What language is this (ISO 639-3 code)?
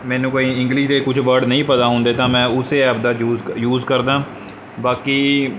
pan